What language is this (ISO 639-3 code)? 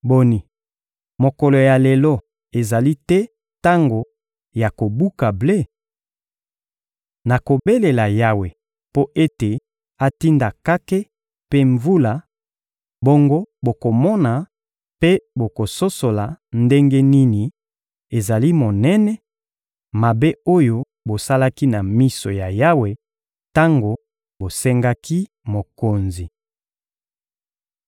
lin